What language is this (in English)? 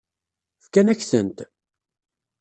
Kabyle